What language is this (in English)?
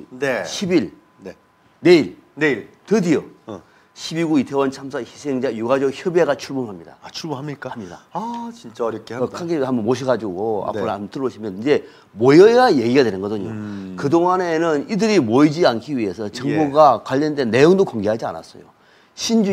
Korean